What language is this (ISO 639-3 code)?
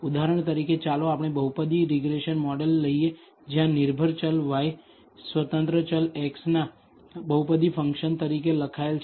guj